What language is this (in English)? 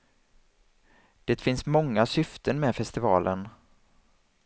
Swedish